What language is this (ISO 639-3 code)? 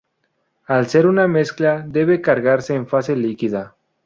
spa